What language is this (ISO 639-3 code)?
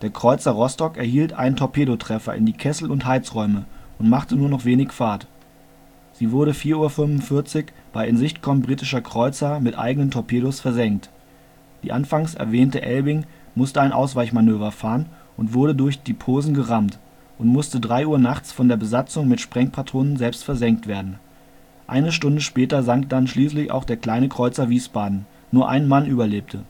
deu